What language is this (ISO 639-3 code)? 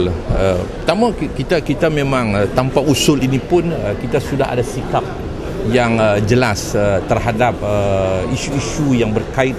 msa